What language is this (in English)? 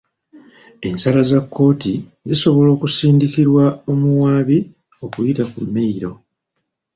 Ganda